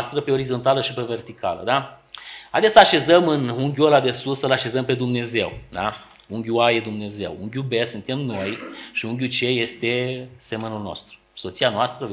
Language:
Romanian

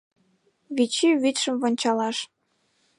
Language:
Mari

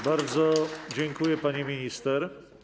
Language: Polish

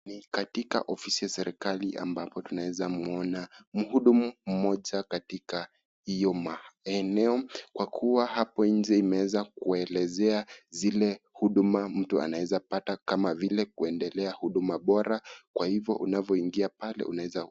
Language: Swahili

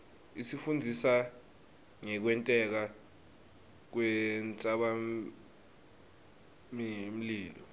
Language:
Swati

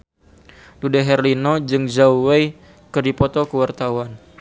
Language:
Sundanese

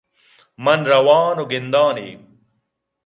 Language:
Eastern Balochi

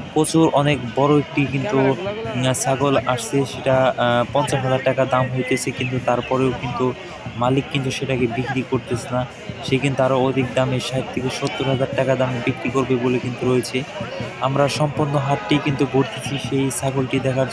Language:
Bangla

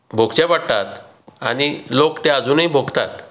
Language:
Konkani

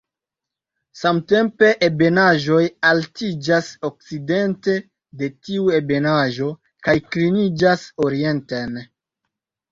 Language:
Esperanto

